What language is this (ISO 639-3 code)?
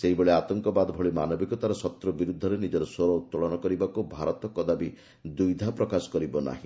ori